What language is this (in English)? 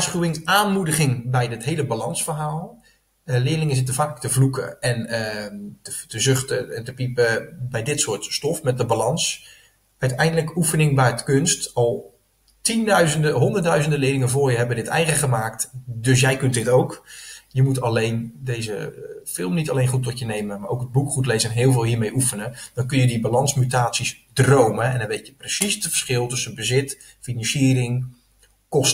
Dutch